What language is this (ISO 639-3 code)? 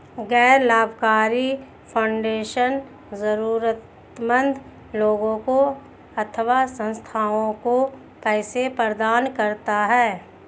hin